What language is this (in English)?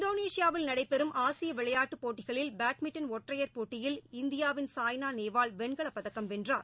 Tamil